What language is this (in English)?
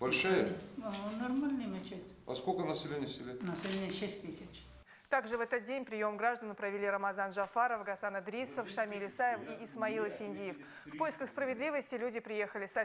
Russian